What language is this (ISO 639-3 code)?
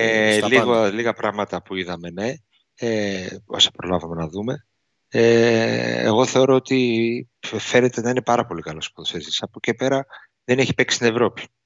ell